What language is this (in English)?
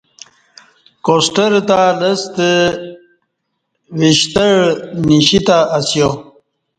Kati